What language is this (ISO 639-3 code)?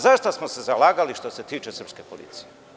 srp